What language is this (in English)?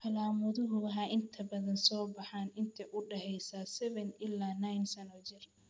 Somali